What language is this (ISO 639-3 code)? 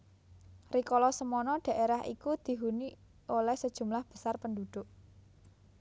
jav